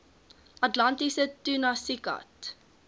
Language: Afrikaans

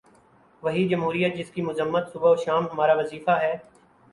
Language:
Urdu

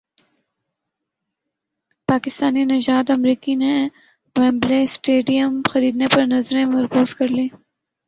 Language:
Urdu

